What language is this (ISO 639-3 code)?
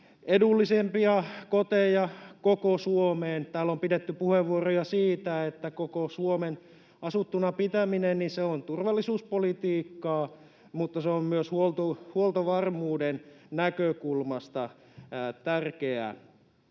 fin